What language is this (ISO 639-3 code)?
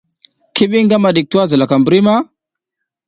giz